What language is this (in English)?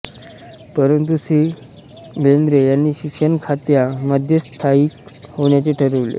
Marathi